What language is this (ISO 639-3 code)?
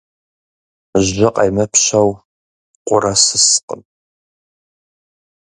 kbd